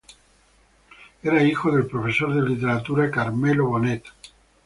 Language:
Spanish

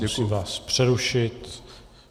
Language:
Czech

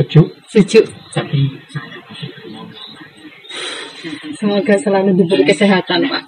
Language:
Indonesian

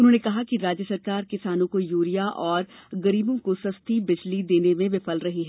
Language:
Hindi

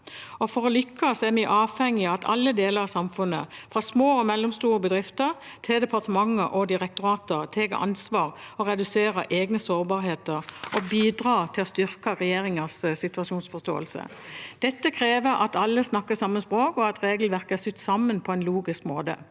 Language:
Norwegian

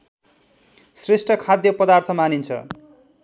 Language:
Nepali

